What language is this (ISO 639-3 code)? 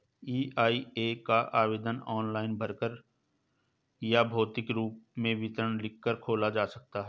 hin